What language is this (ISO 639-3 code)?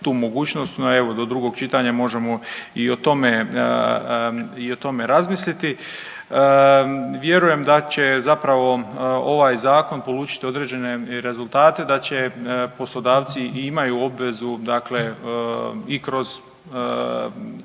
hrv